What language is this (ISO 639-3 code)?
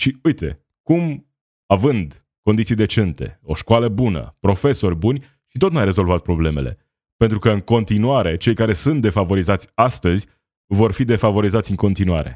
ron